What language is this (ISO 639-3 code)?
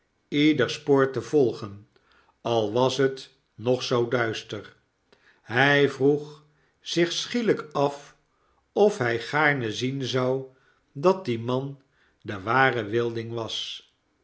nld